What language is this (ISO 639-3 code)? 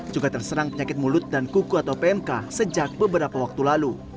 ind